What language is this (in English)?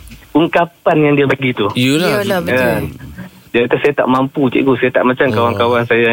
Malay